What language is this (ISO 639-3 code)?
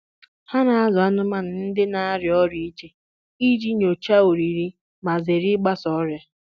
ibo